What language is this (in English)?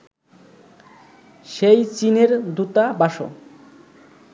Bangla